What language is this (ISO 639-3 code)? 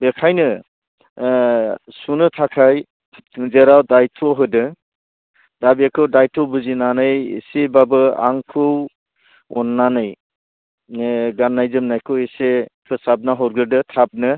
brx